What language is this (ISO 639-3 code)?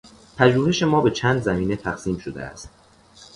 fas